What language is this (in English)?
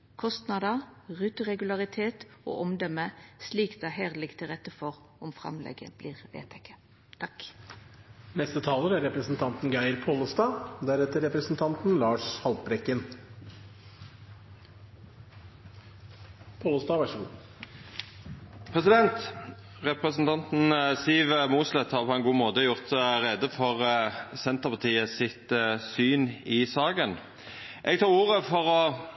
Norwegian Nynorsk